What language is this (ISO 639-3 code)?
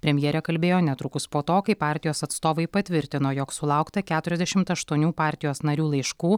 lit